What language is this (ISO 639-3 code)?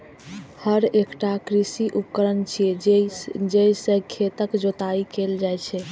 mai